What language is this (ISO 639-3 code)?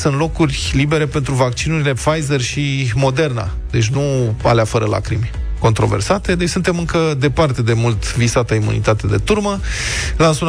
ron